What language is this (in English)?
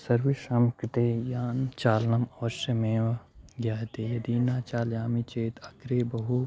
Sanskrit